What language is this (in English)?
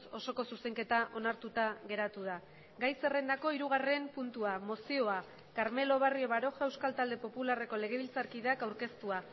Basque